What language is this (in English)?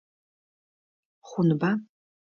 Adyghe